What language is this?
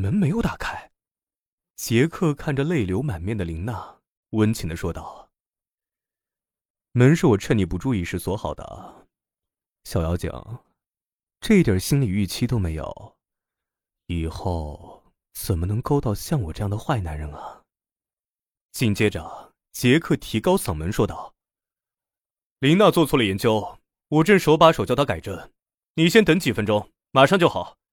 Chinese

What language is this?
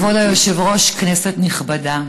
Hebrew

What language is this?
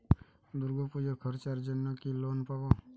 Bangla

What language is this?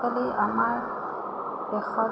Assamese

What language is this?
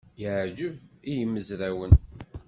Kabyle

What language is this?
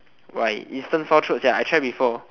English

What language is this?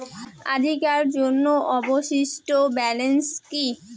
Bangla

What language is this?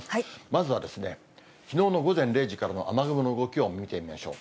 Japanese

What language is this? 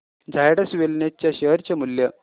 Marathi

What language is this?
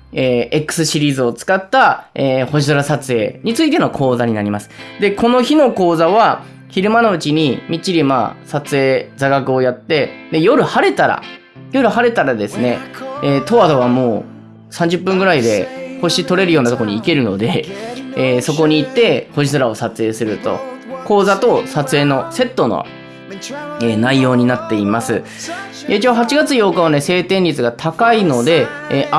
Japanese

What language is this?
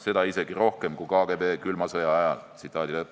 Estonian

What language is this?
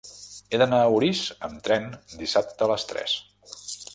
Catalan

